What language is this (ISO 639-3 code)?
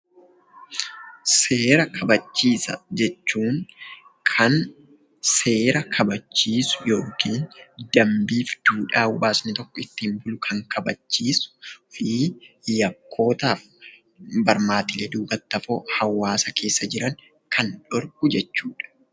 orm